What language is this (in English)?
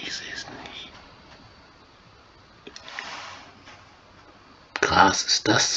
German